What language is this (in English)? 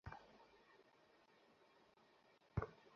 Bangla